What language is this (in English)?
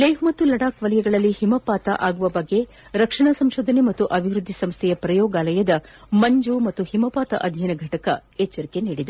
Kannada